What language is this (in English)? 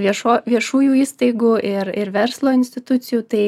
Lithuanian